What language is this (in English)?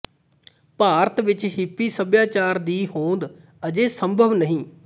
Punjabi